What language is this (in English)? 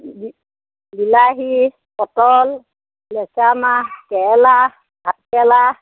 Assamese